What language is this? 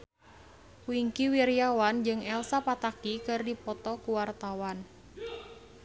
Sundanese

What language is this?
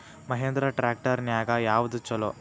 Kannada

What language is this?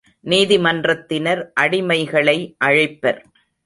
Tamil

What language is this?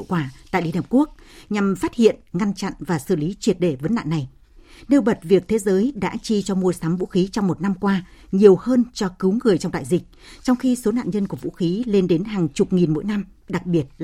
Vietnamese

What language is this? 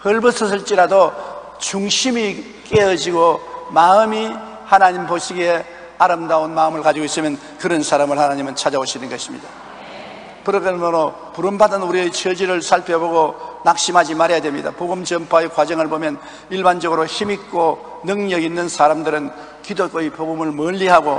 Korean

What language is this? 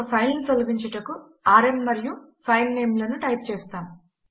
Telugu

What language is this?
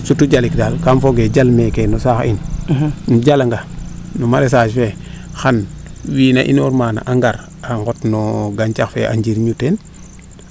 Serer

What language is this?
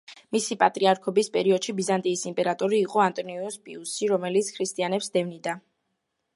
Georgian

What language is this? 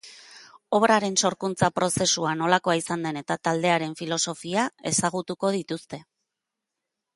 Basque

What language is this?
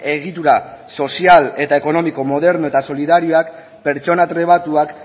Basque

